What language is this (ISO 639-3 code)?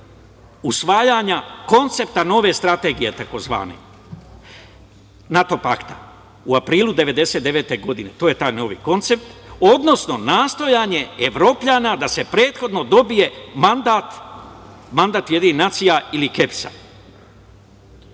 srp